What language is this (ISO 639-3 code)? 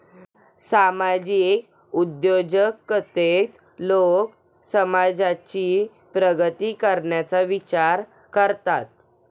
mar